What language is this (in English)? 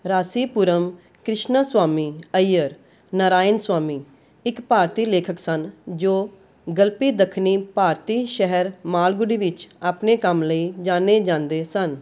Punjabi